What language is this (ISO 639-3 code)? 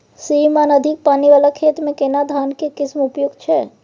mai